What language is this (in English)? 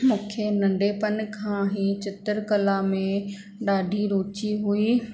Sindhi